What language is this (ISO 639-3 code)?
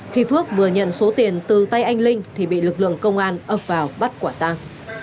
vie